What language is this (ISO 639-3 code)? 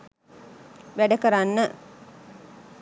sin